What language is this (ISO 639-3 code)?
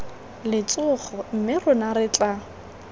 tsn